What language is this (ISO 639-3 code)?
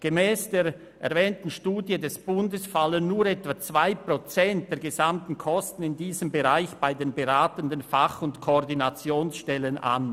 gsw